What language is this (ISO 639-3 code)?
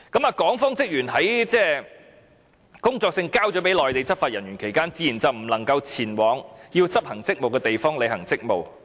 yue